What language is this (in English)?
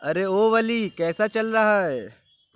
Urdu